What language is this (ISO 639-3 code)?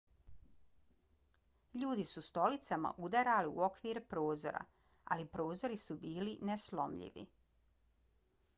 bos